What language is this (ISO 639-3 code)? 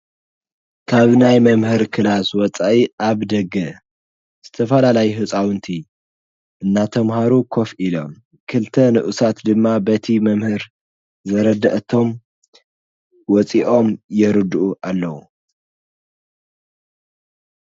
tir